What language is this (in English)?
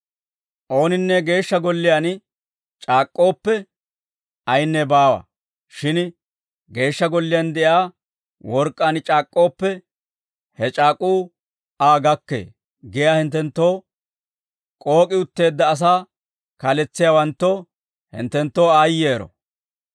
Dawro